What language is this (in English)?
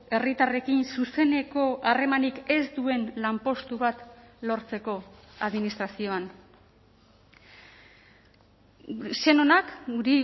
Basque